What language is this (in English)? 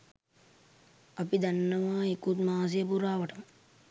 Sinhala